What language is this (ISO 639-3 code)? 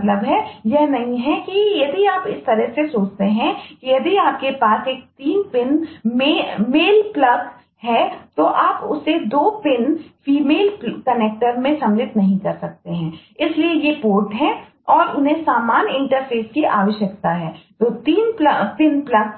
hin